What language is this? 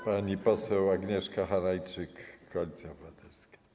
Polish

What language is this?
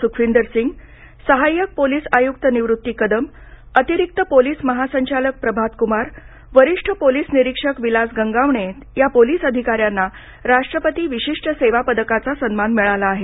Marathi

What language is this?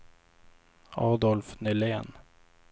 Swedish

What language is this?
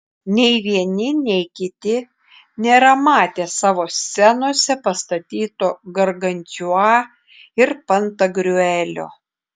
Lithuanian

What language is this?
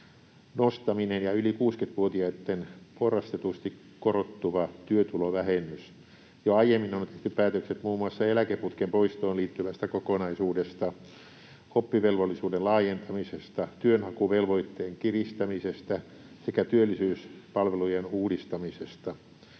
Finnish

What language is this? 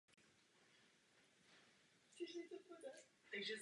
Czech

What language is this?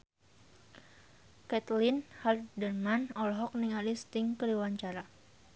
Sundanese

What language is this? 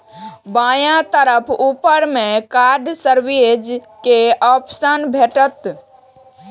Maithili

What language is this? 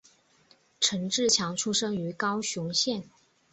Chinese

